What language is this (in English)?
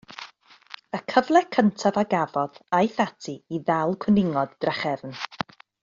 Welsh